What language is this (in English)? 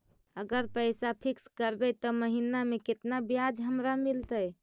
Magahi